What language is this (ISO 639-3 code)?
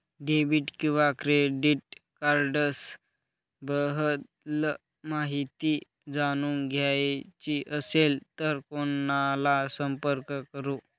mar